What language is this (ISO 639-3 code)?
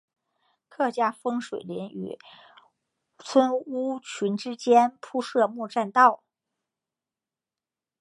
zho